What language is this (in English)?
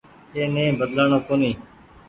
Goaria